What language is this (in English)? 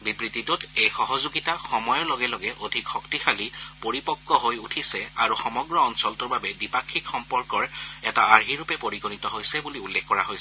Assamese